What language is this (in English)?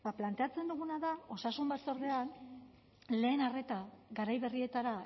Basque